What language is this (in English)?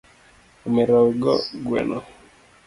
Luo (Kenya and Tanzania)